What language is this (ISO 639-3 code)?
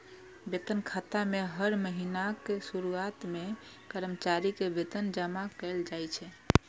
mai